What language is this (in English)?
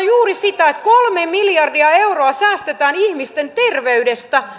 Finnish